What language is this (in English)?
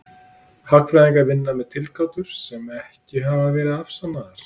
Icelandic